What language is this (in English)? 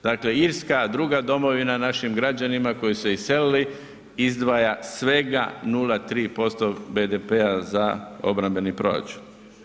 Croatian